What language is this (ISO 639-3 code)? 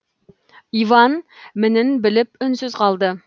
kaz